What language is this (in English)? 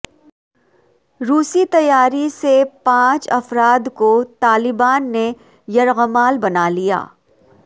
Urdu